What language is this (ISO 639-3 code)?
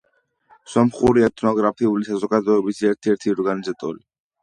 kat